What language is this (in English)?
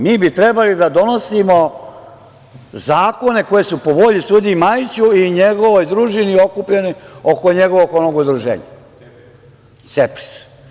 Serbian